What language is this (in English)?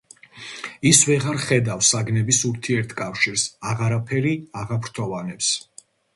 Georgian